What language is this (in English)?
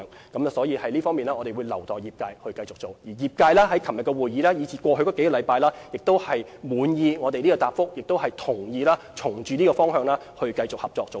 Cantonese